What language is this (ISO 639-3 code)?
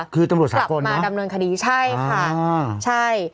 tha